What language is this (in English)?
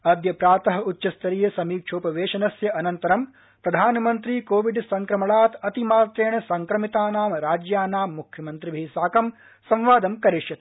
Sanskrit